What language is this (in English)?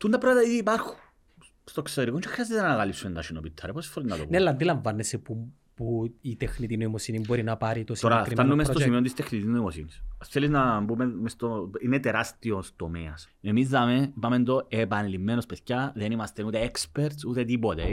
Greek